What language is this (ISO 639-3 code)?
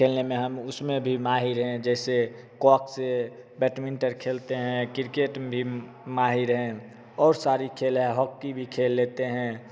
hin